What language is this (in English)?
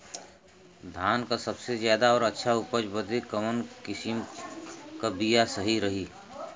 Bhojpuri